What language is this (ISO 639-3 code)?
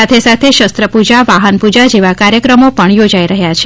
guj